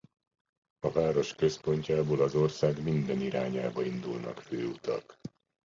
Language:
Hungarian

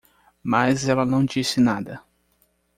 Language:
Portuguese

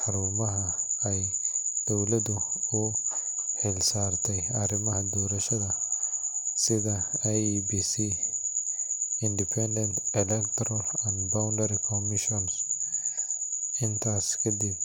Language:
Somali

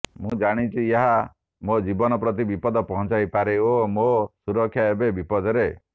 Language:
Odia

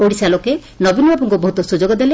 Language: Odia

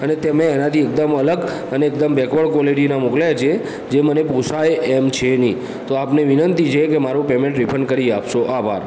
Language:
Gujarati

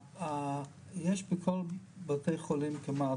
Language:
Hebrew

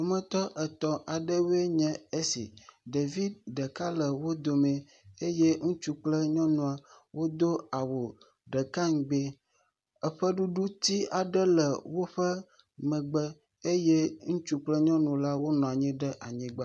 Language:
Ewe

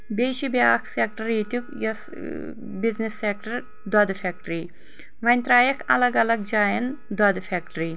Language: Kashmiri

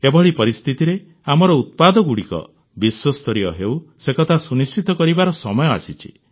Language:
Odia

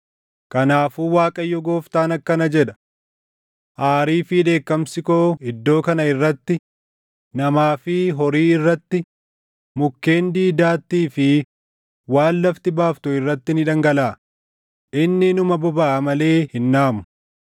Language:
Oromo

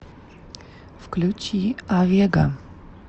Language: Russian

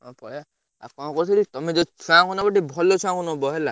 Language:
Odia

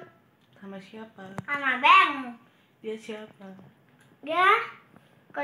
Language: Indonesian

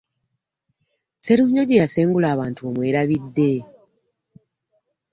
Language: Ganda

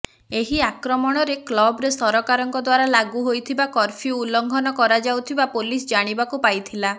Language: Odia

